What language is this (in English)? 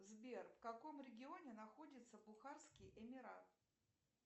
Russian